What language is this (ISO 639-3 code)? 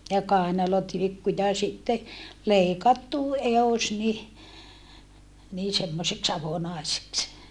fin